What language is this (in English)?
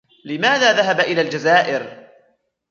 Arabic